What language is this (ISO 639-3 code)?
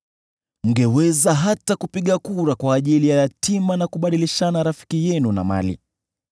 swa